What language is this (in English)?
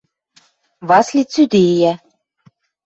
Western Mari